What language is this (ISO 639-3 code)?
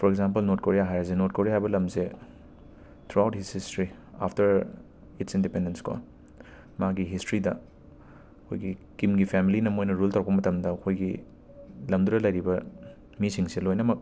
mni